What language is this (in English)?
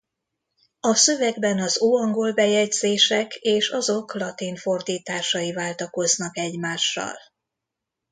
Hungarian